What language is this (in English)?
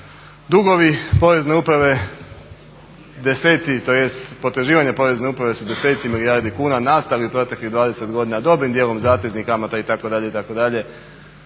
Croatian